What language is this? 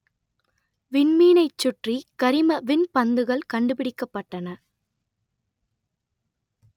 Tamil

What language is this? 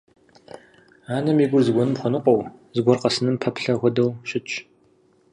Kabardian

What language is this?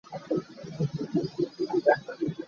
Hakha Chin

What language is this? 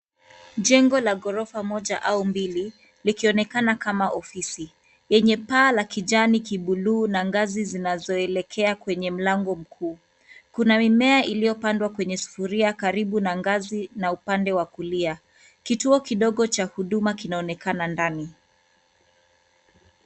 Swahili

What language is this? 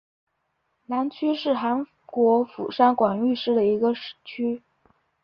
Chinese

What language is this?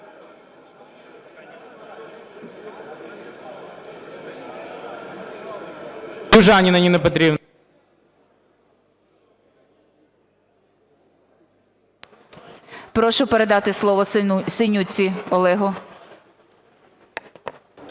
Ukrainian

